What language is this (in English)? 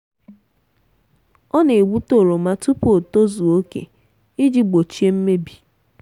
Igbo